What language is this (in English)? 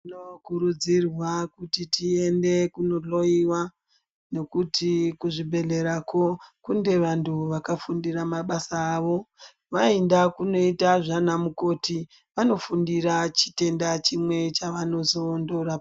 Ndau